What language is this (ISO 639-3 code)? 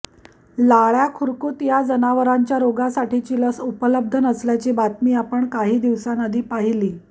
mar